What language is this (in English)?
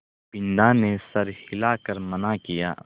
Hindi